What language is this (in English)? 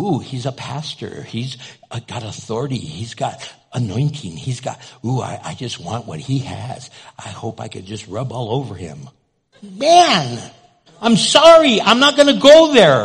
English